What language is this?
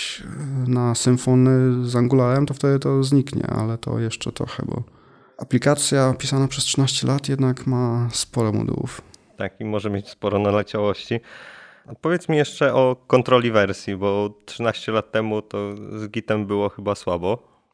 Polish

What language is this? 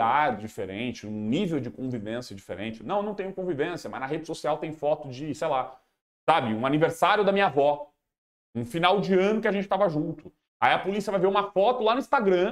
Portuguese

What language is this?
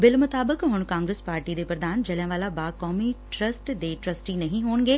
Punjabi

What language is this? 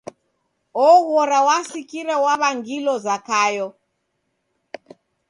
Taita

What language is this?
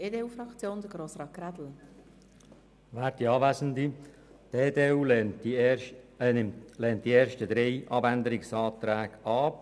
Swiss German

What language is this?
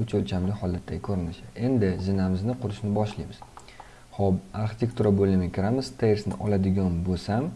Turkish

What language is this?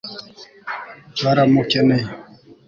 Kinyarwanda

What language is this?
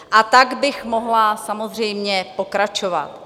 Czech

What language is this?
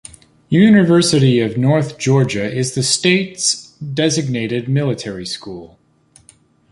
English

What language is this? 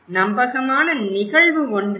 Tamil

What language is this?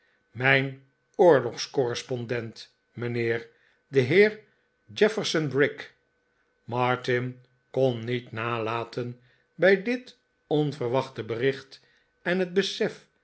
Dutch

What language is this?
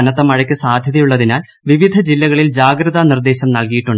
Malayalam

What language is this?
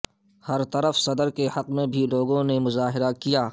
Urdu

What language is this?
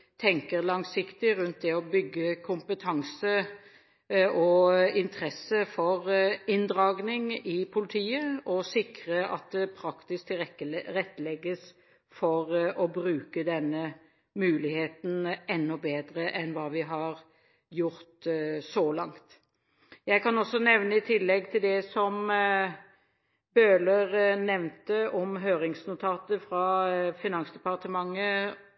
Norwegian Bokmål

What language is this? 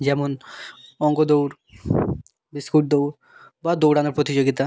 Bangla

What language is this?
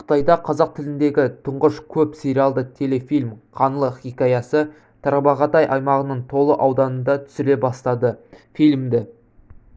Kazakh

